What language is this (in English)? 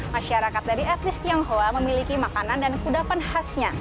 Indonesian